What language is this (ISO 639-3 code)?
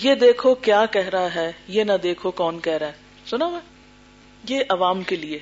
urd